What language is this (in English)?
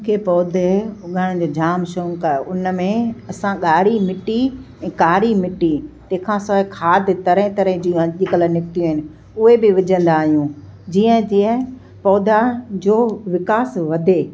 Sindhi